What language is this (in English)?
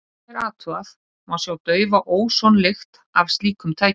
Icelandic